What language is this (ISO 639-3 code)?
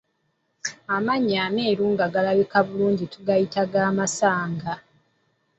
lug